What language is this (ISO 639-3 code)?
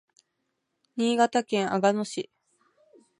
jpn